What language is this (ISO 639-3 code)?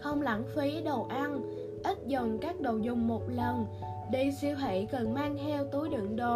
vie